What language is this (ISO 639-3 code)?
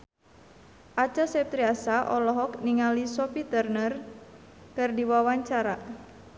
sun